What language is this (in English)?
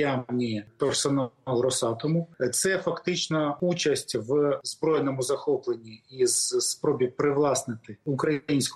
Ukrainian